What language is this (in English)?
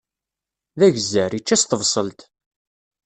Kabyle